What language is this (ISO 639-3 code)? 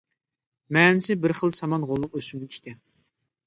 uig